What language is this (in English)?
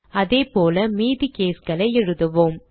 Tamil